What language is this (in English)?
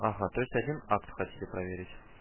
Russian